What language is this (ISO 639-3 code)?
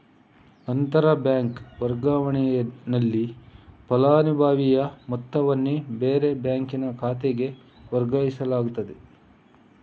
kan